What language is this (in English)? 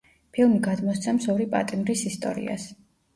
Georgian